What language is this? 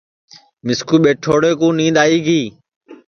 Sansi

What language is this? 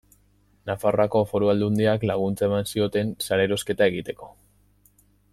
Basque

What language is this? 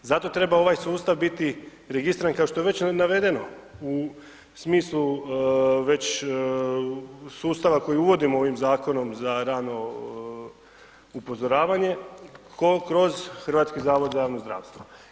Croatian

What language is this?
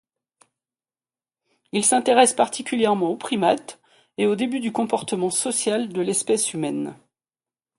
French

